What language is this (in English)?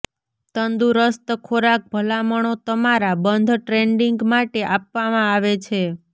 Gujarati